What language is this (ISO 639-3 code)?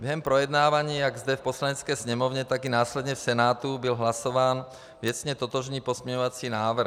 ces